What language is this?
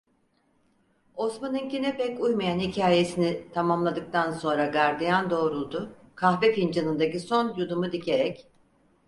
Turkish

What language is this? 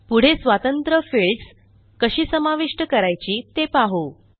Marathi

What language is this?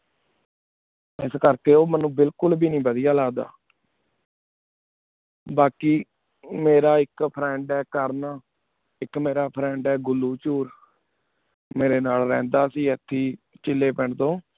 Punjabi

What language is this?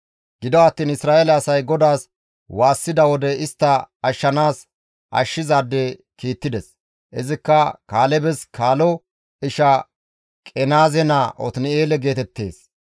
Gamo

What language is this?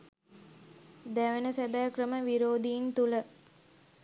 Sinhala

